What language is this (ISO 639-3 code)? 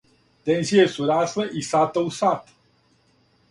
srp